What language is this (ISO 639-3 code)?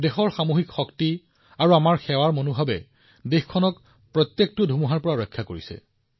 asm